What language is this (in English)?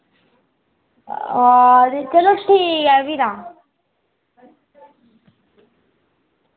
Dogri